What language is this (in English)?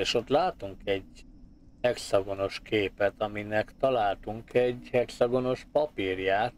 Hungarian